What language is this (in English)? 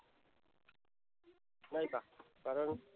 Marathi